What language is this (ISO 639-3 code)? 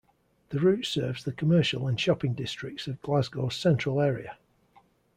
eng